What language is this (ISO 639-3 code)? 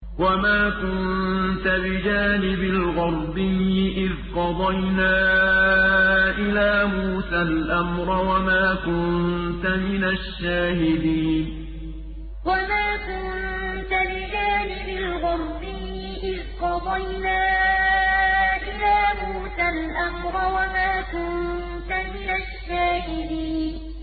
ara